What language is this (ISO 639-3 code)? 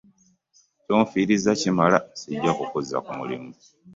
lug